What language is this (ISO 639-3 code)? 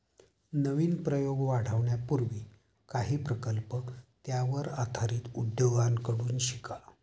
mar